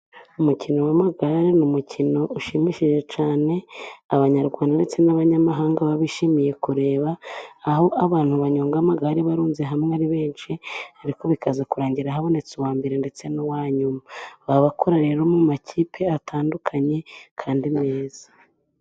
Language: Kinyarwanda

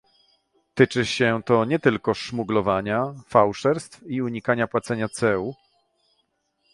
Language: Polish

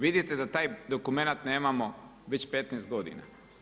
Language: Croatian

